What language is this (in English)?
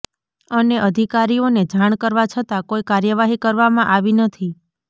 Gujarati